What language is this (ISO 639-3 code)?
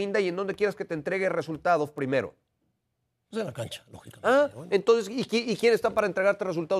spa